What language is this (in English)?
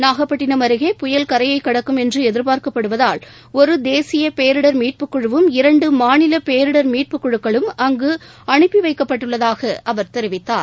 Tamil